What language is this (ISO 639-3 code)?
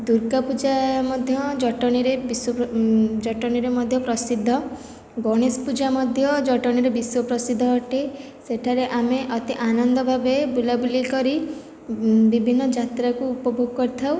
ori